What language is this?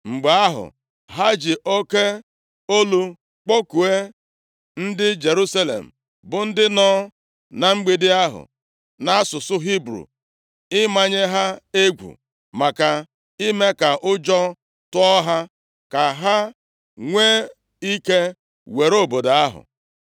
Igbo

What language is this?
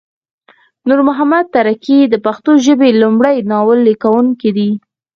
Pashto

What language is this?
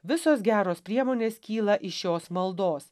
Lithuanian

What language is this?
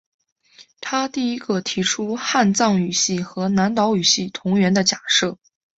Chinese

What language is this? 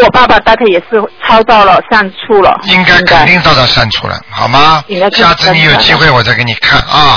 Chinese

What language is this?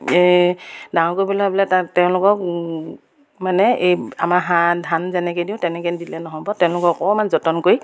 Assamese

